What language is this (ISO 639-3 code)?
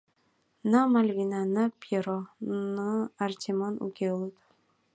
chm